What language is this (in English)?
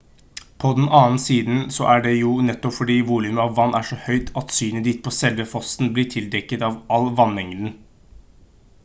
Norwegian Bokmål